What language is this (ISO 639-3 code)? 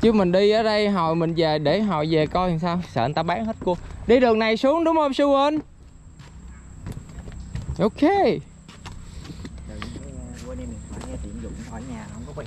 vie